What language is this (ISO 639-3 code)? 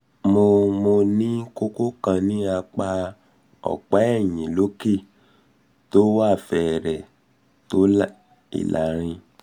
yor